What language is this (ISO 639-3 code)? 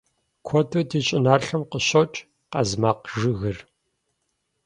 kbd